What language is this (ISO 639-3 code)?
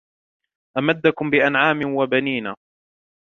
ara